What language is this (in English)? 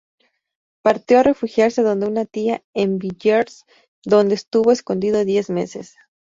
Spanish